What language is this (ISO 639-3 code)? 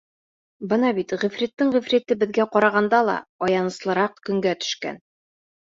bak